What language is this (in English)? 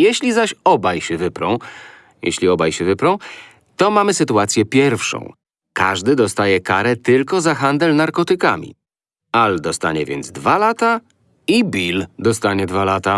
Polish